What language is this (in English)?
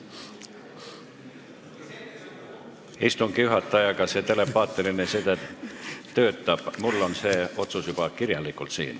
Estonian